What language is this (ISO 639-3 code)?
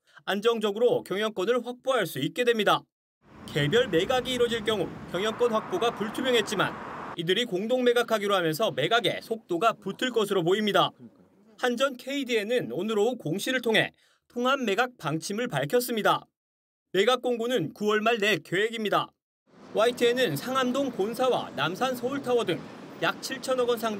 kor